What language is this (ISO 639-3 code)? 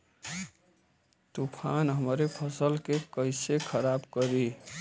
bho